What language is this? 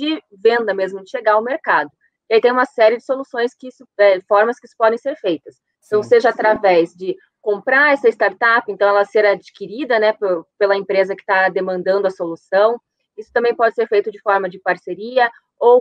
Portuguese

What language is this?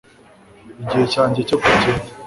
Kinyarwanda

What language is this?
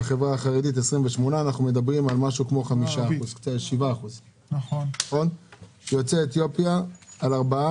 Hebrew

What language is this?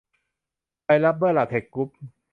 Thai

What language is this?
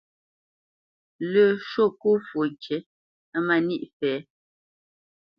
Bamenyam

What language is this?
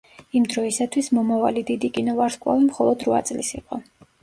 Georgian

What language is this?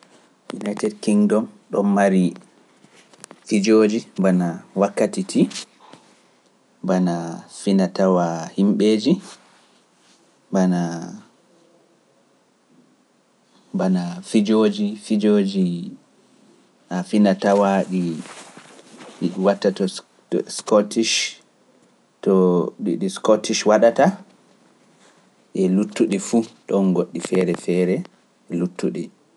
Pular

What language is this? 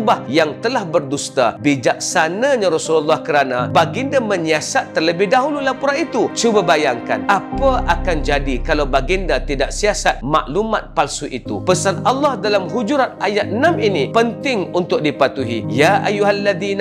Malay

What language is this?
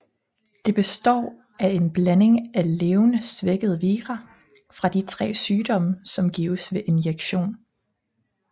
Danish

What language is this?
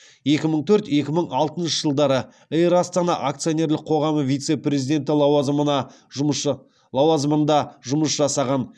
Kazakh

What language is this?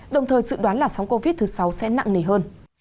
Vietnamese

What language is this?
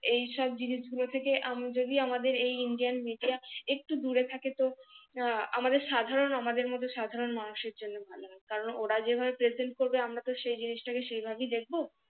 Bangla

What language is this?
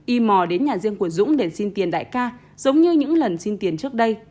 Vietnamese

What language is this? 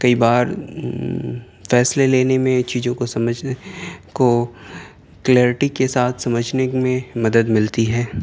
Urdu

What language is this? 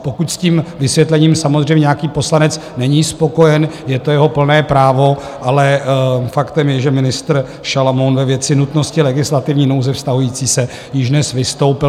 Czech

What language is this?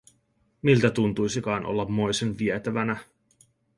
Finnish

